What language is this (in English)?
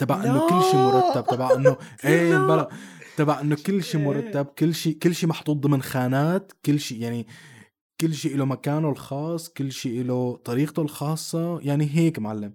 Arabic